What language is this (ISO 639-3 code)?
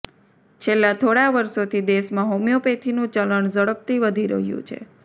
guj